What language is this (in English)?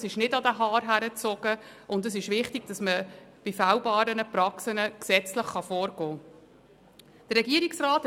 Swiss German